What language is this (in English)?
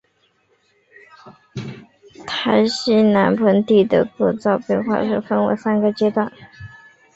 Chinese